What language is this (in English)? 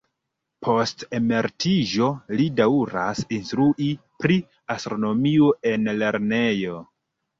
Esperanto